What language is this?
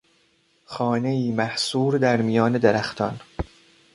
Persian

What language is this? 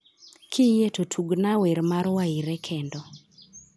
Luo (Kenya and Tanzania)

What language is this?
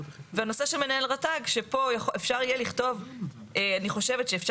Hebrew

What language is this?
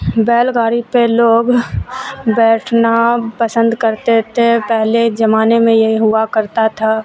Urdu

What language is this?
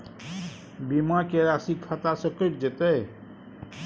Maithili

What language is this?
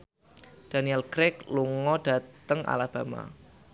Javanese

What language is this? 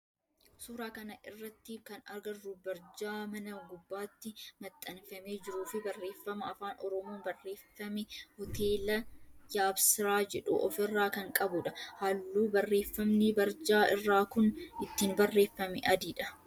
Oromo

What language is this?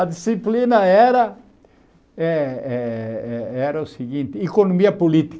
Portuguese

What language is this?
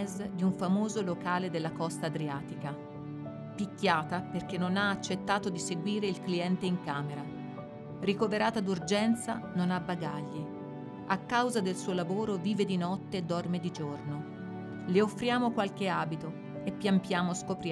Italian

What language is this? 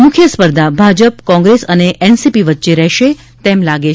Gujarati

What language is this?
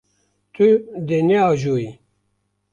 Kurdish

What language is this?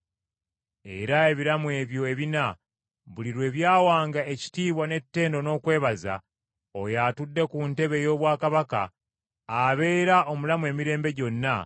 Ganda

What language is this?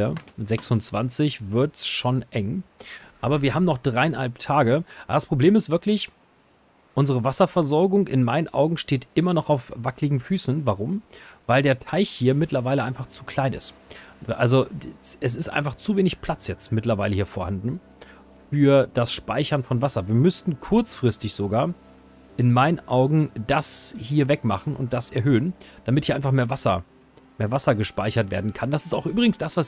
German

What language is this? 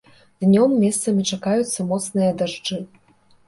Belarusian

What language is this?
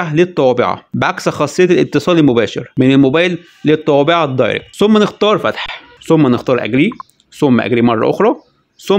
Arabic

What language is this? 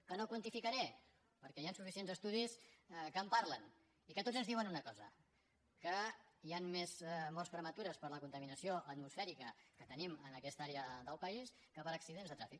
Catalan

